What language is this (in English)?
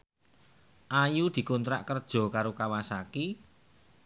Javanese